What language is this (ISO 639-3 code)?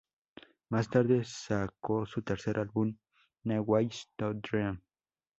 spa